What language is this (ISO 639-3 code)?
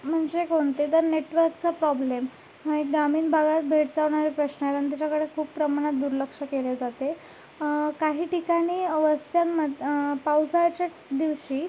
mar